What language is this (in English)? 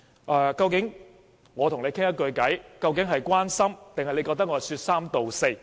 Cantonese